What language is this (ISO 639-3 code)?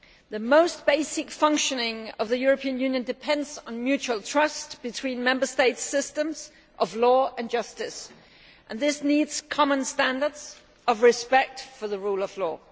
eng